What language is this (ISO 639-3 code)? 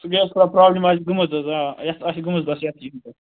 kas